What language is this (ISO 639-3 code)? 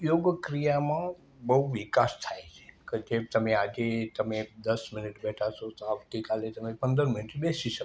guj